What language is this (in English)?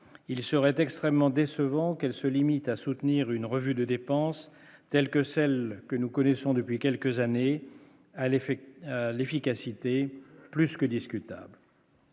French